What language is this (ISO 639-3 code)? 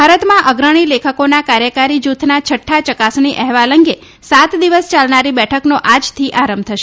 guj